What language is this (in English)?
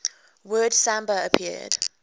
English